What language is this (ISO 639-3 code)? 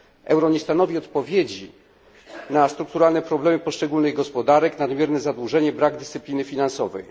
pol